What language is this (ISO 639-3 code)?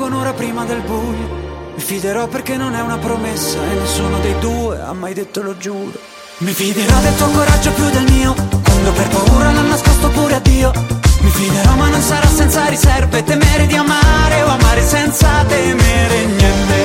ita